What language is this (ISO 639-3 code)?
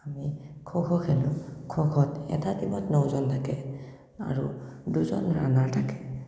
asm